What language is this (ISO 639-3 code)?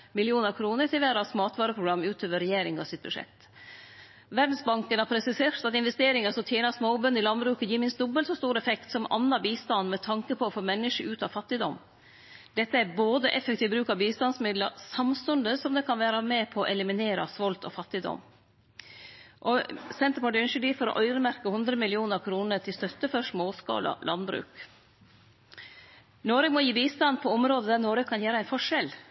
nno